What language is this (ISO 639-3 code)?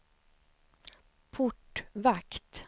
swe